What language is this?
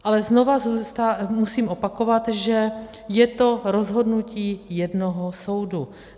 Czech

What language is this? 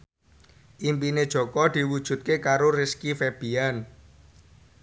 Javanese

